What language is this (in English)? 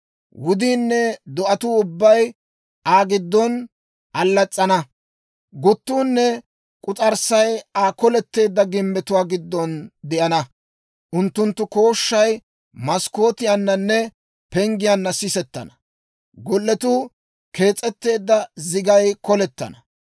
Dawro